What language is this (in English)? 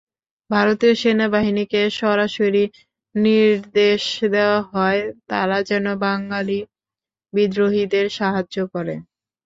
Bangla